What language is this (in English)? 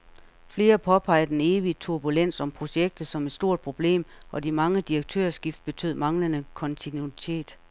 Danish